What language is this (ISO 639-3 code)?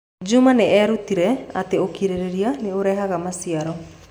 kik